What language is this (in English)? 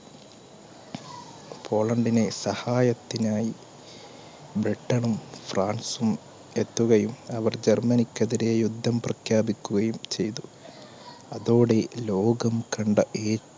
Malayalam